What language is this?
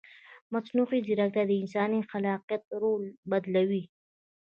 Pashto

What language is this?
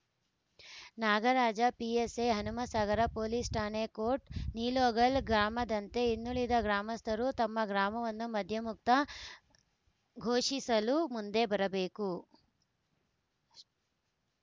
Kannada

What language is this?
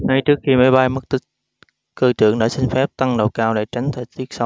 Vietnamese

